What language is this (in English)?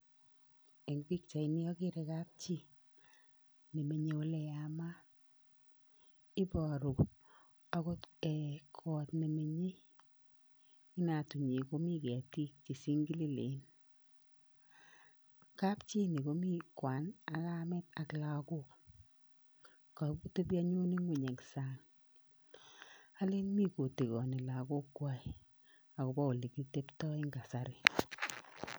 Kalenjin